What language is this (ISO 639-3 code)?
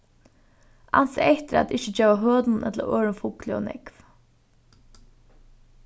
fao